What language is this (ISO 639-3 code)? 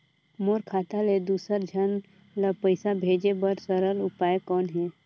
hne